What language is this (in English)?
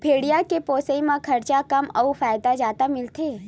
Chhattisgarhi